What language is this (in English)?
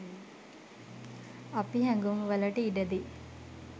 Sinhala